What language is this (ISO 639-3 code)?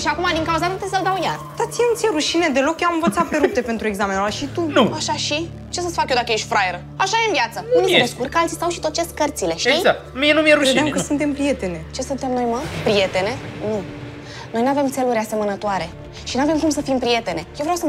ron